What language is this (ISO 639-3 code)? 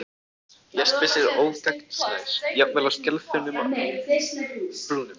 isl